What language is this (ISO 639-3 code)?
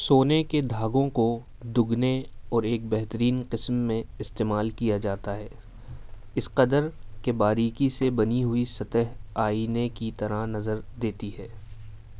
urd